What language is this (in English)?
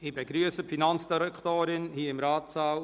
Swiss German